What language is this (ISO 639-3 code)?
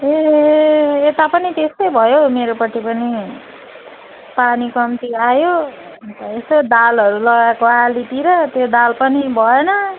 nep